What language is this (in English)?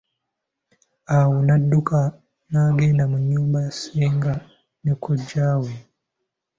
Ganda